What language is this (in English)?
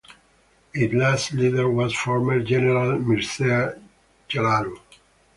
English